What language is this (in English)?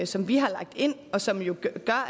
Danish